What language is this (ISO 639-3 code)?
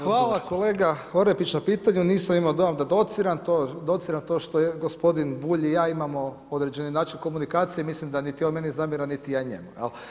hrv